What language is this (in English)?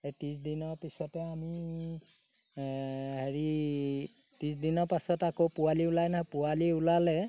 Assamese